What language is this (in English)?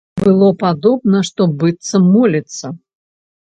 Belarusian